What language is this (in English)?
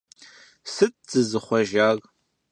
Kabardian